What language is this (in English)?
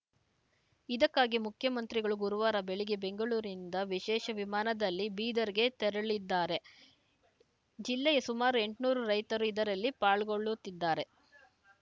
Kannada